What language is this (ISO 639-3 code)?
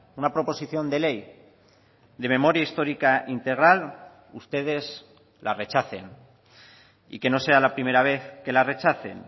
spa